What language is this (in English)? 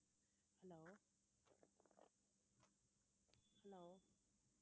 Tamil